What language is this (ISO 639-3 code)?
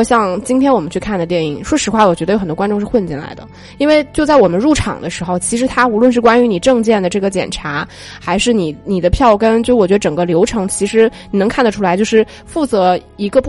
zho